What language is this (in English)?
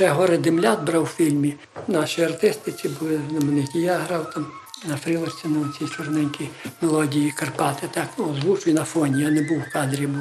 Ukrainian